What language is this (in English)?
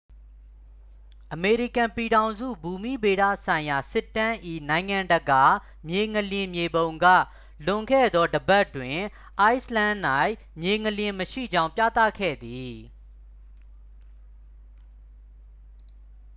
Burmese